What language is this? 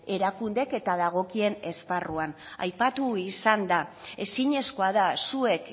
Basque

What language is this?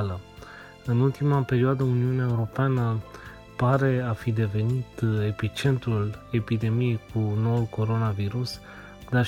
Romanian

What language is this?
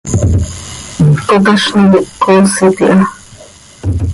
Seri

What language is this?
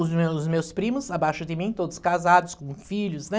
Portuguese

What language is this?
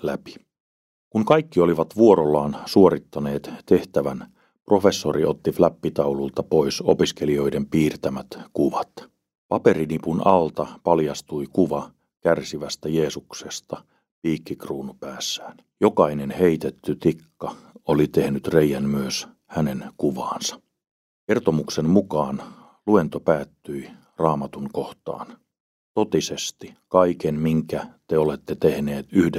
Finnish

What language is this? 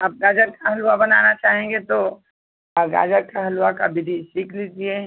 Hindi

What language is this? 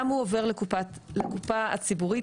Hebrew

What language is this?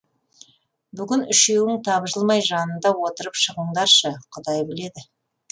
Kazakh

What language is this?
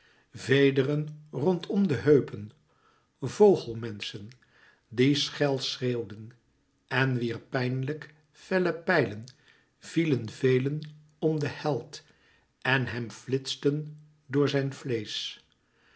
Dutch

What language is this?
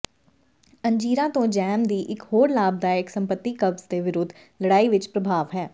Punjabi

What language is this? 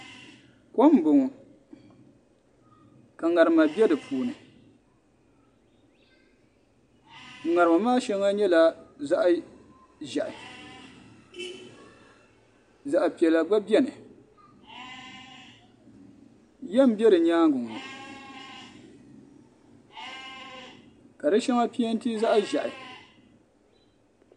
Dagbani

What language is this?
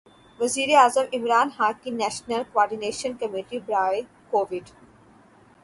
Urdu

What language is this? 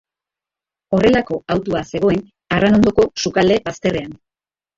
Basque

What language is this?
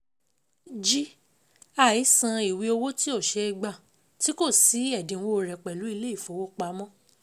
Yoruba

